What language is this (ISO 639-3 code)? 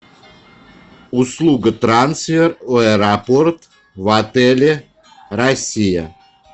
rus